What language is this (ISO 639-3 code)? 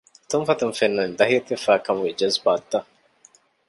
div